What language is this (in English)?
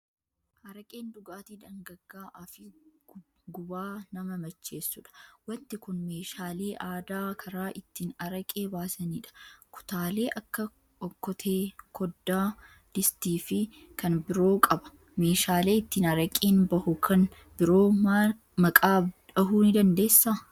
Oromo